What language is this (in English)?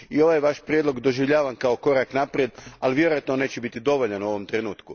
Croatian